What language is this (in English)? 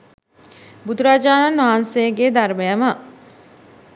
Sinhala